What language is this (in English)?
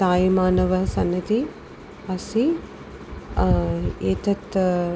Sanskrit